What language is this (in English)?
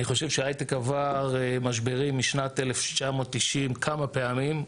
Hebrew